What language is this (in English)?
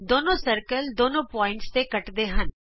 Punjabi